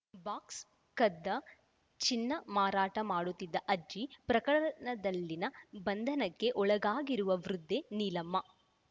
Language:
Kannada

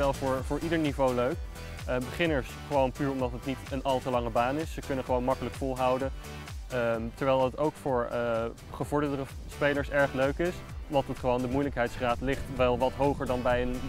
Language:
Dutch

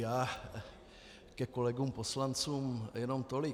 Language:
Czech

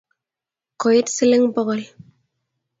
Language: Kalenjin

